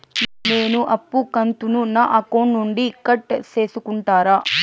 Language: Telugu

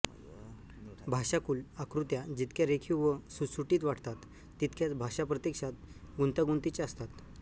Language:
Marathi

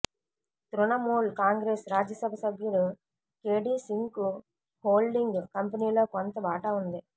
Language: Telugu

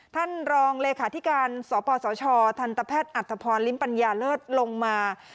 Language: Thai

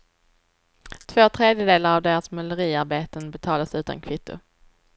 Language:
Swedish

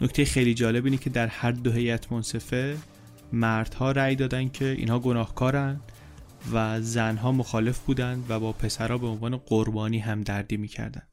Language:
Persian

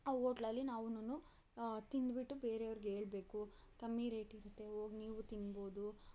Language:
Kannada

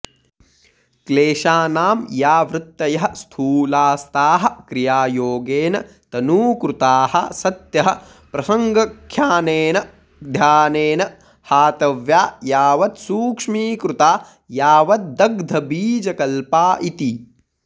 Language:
Sanskrit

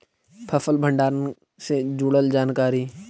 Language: Magahi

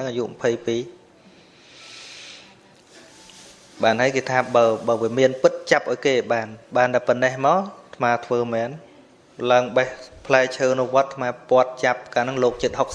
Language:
Vietnamese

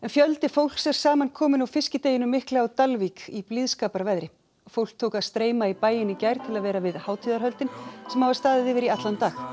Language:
Icelandic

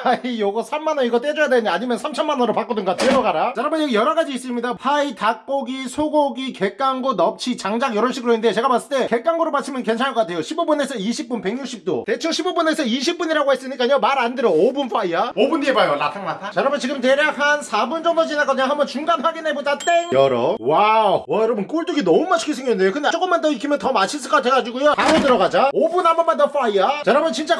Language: Korean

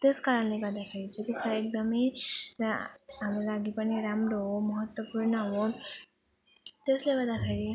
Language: Nepali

